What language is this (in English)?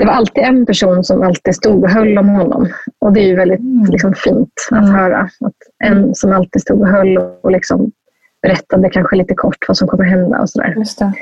Swedish